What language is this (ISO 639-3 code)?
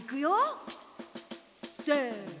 jpn